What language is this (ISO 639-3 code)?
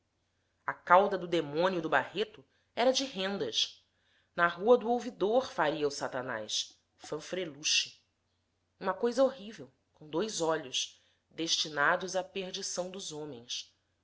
por